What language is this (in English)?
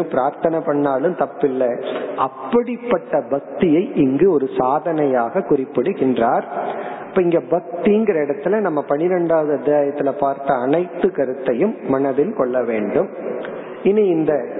Tamil